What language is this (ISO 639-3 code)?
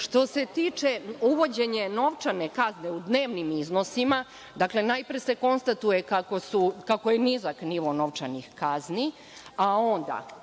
srp